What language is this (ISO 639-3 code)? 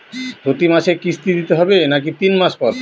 ben